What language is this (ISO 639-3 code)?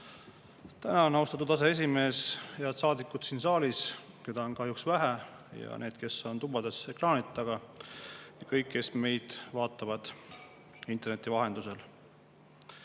est